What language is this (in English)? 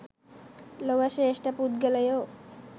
Sinhala